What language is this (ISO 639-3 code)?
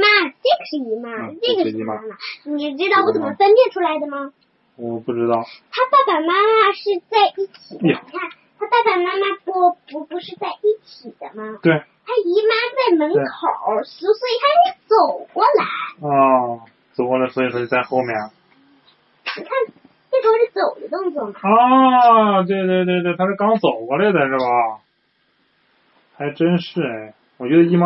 zho